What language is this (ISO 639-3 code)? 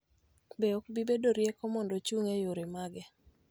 luo